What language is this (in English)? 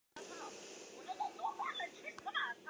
Chinese